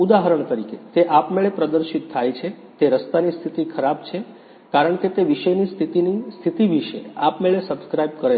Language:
Gujarati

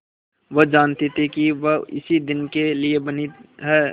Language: Hindi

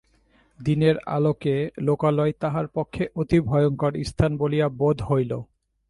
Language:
Bangla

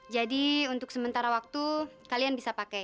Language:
Indonesian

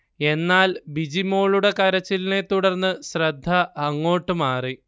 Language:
Malayalam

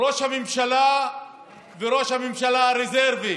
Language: Hebrew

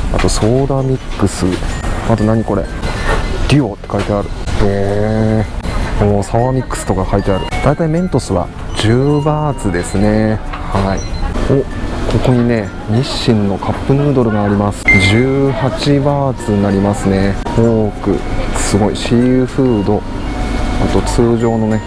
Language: Japanese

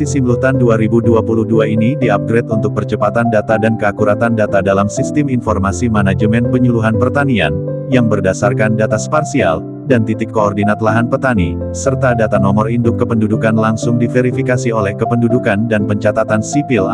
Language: Indonesian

